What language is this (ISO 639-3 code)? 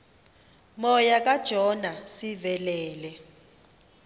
xho